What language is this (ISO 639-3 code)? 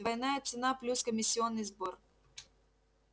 rus